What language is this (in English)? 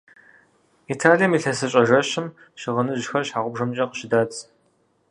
Kabardian